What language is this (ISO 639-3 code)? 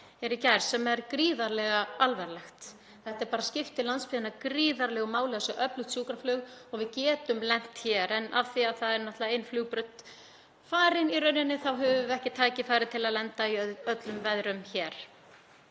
isl